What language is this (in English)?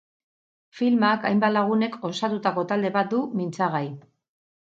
Basque